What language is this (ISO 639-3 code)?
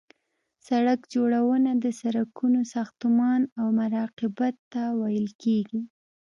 pus